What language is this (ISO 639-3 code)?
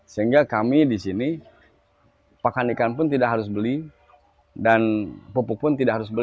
ind